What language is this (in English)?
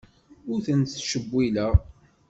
Kabyle